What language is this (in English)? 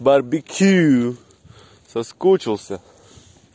Russian